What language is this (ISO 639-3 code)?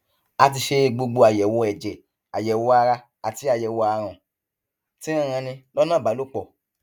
yor